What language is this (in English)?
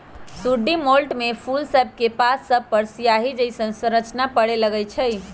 Magahi